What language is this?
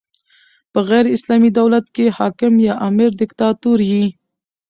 Pashto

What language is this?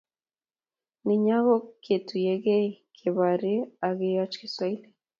Kalenjin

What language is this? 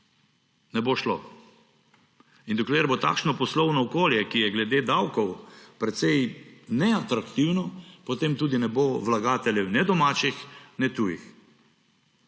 Slovenian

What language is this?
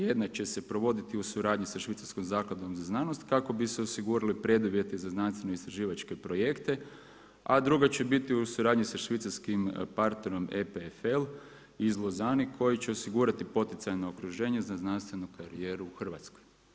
Croatian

